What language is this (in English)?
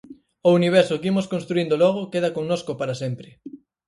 Galician